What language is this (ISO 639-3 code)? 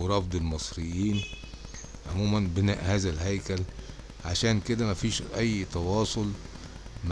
ara